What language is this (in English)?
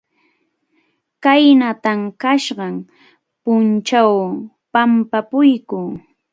Arequipa-La Unión Quechua